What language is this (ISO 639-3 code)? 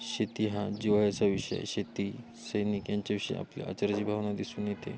mar